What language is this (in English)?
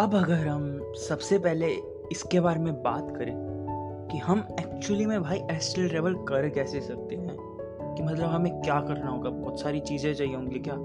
Hindi